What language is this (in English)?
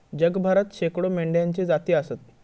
Marathi